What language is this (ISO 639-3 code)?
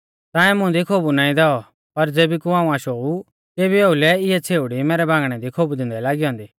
bfz